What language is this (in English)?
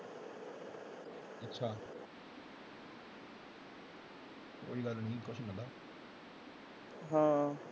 Punjabi